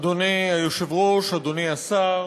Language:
Hebrew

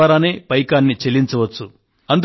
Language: Telugu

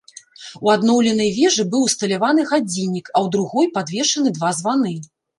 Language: Belarusian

